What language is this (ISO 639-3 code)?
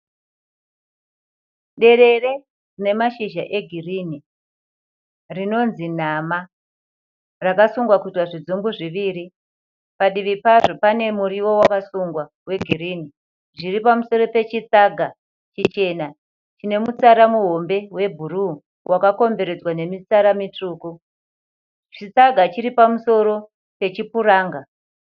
sna